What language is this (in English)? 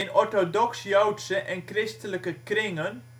Dutch